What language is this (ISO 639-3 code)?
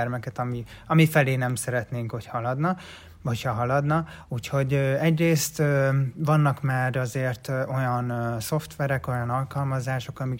hun